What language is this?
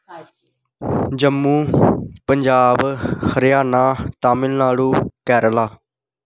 Dogri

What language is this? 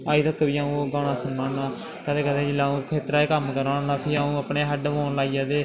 Dogri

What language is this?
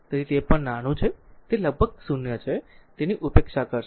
Gujarati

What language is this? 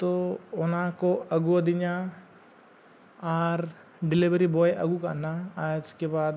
Santali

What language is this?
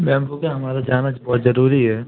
Hindi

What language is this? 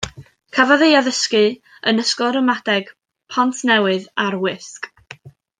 Welsh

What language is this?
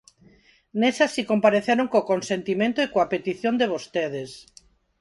Galician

